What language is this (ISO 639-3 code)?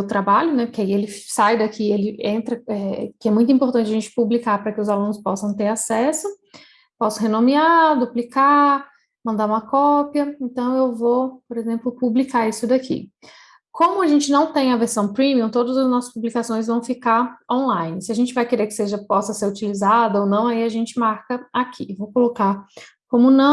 por